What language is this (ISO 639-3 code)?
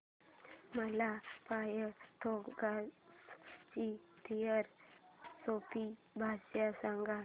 mar